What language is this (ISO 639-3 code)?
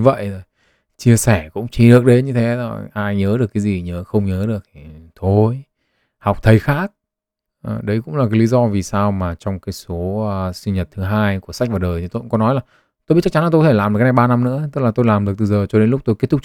vie